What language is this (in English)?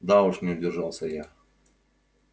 Russian